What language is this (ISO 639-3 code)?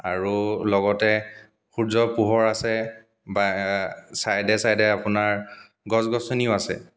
asm